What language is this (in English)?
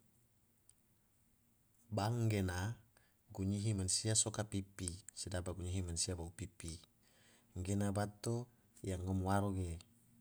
Tidore